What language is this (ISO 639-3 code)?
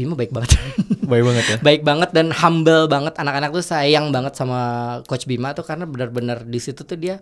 ind